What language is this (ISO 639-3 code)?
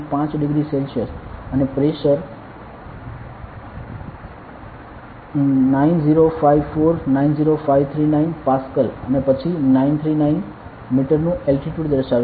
guj